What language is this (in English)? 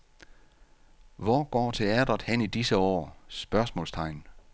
Danish